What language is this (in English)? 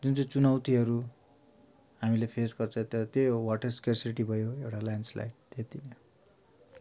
Nepali